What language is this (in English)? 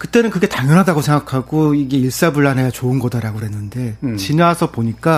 Korean